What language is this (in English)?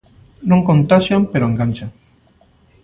Galician